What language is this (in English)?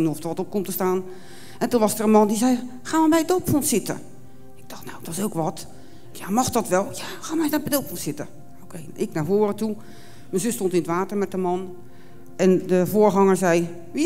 Dutch